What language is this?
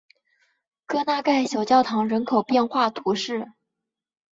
Chinese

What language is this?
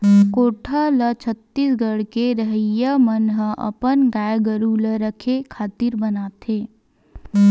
Chhattisgarhi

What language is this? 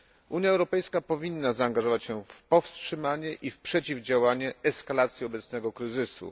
Polish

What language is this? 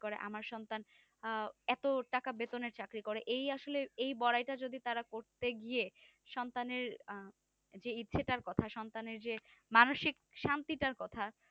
Bangla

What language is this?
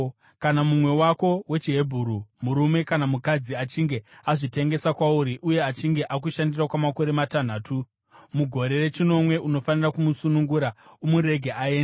Shona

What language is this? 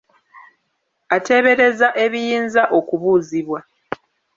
Ganda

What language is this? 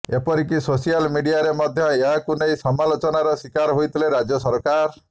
Odia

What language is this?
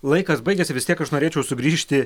Lithuanian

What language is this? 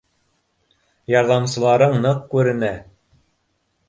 Bashkir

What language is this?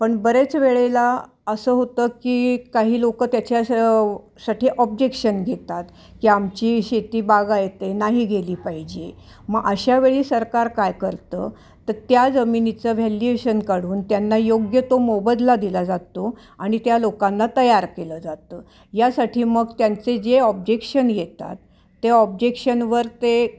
Marathi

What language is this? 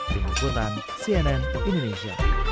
Indonesian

